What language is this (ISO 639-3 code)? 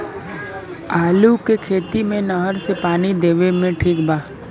bho